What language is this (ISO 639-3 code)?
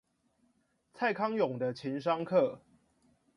zho